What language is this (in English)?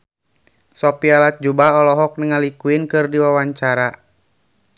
Sundanese